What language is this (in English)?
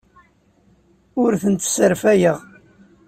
Kabyle